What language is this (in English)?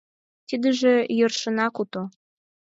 Mari